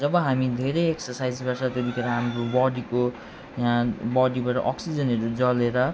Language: Nepali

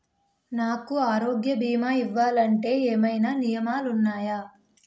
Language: Telugu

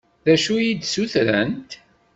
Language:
Kabyle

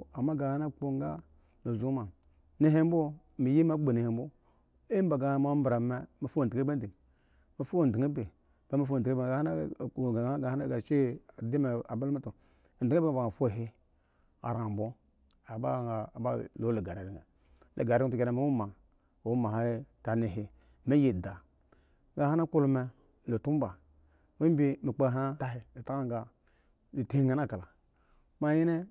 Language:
Eggon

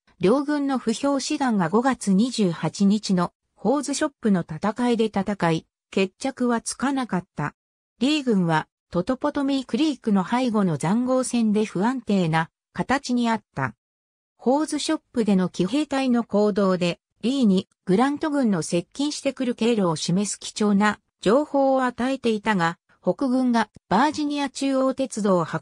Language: Japanese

